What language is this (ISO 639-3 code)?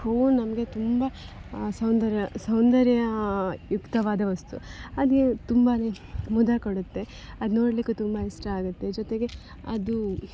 kan